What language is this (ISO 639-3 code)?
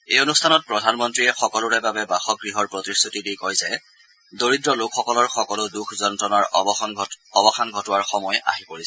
asm